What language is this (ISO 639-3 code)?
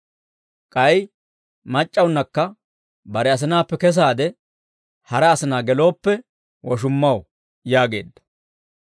dwr